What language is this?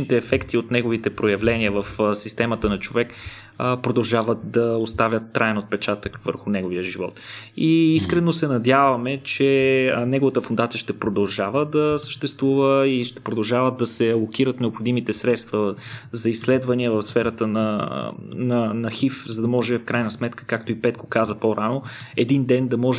Bulgarian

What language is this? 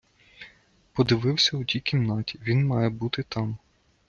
Ukrainian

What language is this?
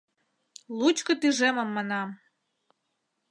Mari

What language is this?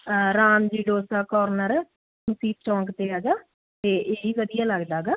Punjabi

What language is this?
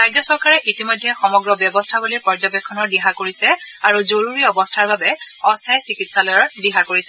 Assamese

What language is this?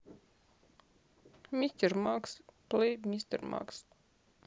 Russian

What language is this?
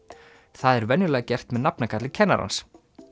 Icelandic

